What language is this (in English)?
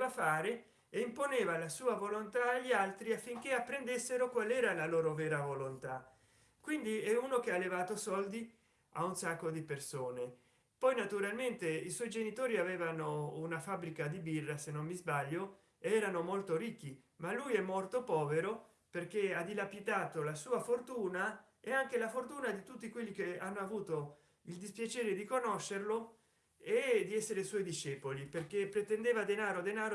Italian